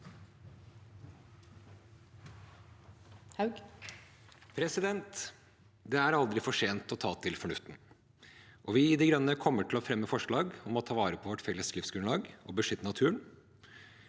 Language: Norwegian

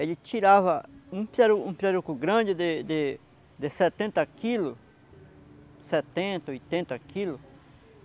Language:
Portuguese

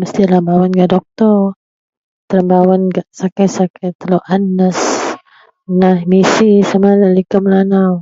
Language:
Central Melanau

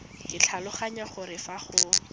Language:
Tswana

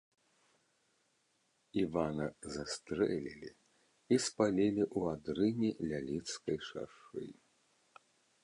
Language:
Belarusian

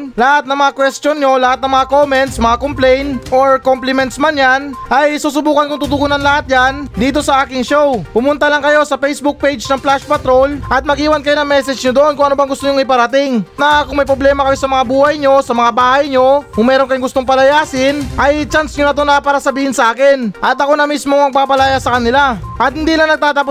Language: Filipino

